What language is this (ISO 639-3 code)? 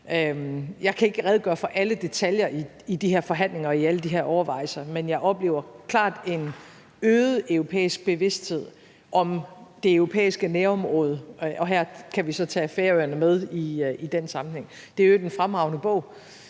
dan